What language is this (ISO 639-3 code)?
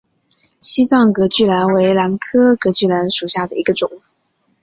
zho